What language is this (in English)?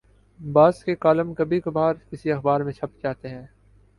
Urdu